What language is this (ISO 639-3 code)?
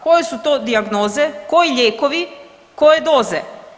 hrv